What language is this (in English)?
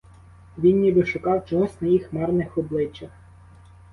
Ukrainian